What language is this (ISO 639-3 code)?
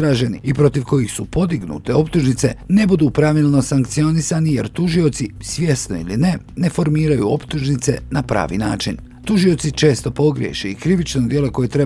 hrv